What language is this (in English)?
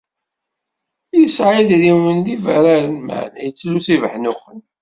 Kabyle